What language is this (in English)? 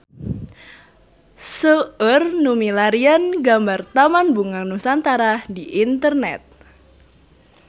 Sundanese